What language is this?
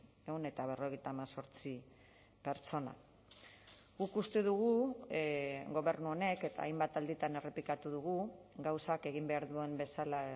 Basque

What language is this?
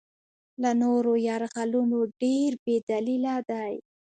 Pashto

